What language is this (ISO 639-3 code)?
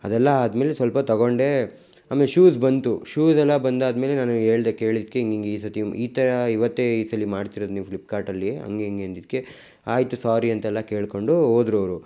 kan